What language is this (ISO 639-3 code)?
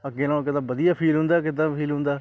pan